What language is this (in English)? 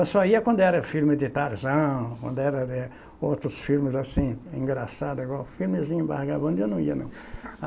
Portuguese